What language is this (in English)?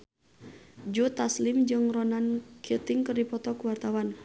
Sundanese